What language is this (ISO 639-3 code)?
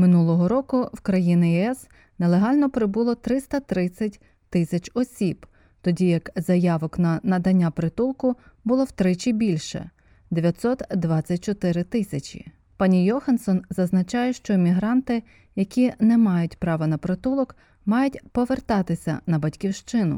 ukr